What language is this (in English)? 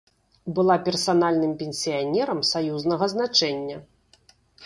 Belarusian